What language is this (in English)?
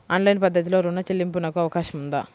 Telugu